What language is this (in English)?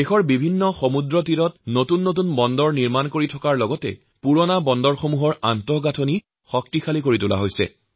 Assamese